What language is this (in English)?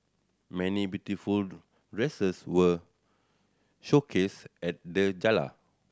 English